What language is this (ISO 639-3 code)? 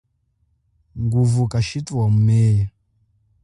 cjk